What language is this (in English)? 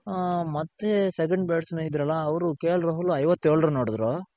Kannada